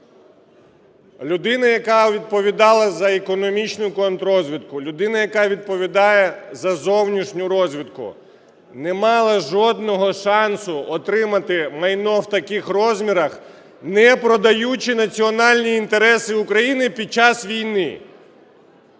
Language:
Ukrainian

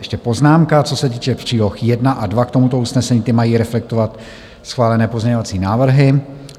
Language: Czech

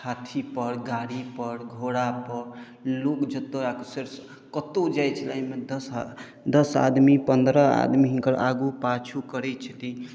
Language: Maithili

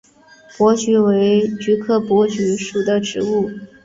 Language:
Chinese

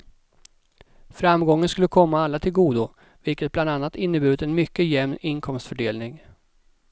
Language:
Swedish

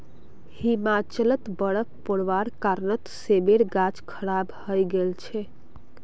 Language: Magahi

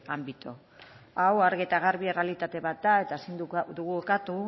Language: Basque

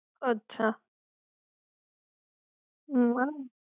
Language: Gujarati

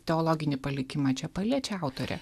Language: Lithuanian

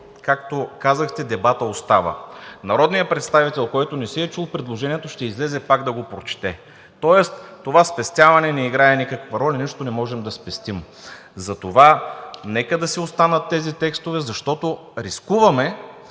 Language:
Bulgarian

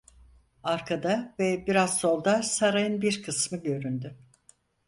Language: Turkish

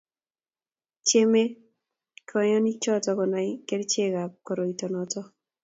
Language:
Kalenjin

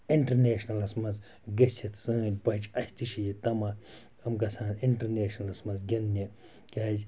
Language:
Kashmiri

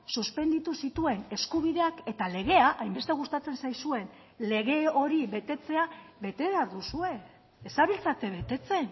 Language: Basque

